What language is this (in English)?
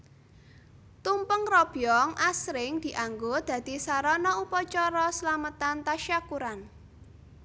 Javanese